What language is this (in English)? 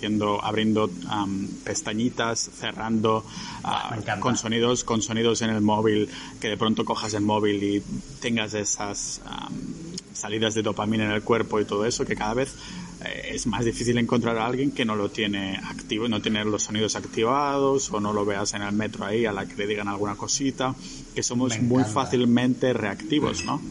Spanish